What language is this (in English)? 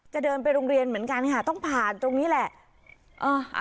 Thai